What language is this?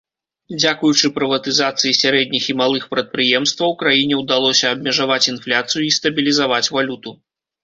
Belarusian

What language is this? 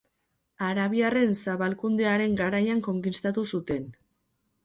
Basque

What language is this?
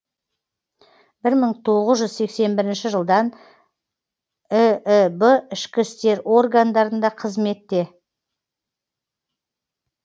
Kazakh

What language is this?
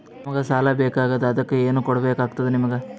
Kannada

